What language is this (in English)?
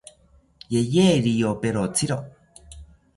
South Ucayali Ashéninka